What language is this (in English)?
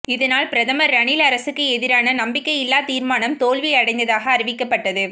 Tamil